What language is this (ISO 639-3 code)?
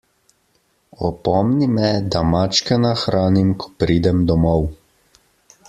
slv